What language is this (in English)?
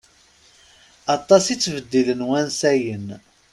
Kabyle